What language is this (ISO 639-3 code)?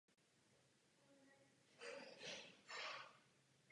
ces